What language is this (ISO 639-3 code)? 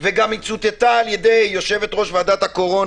heb